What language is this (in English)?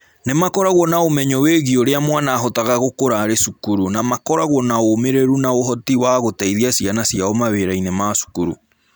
Kikuyu